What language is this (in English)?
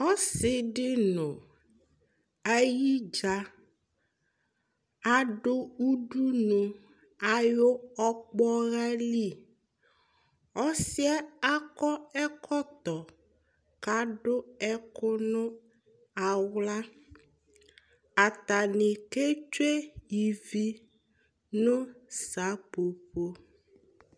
Ikposo